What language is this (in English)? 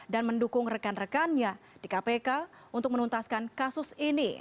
Indonesian